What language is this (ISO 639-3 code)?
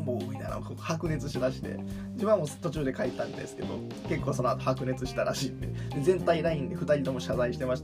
jpn